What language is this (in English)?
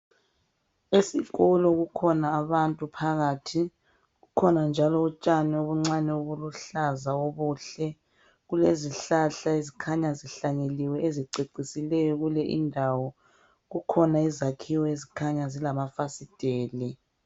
North Ndebele